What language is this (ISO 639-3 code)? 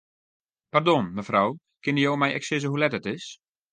fry